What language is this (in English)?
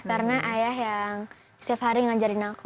Indonesian